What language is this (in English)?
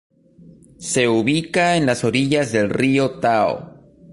Spanish